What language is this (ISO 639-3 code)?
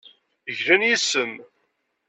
kab